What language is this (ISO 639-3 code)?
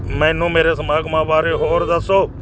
pan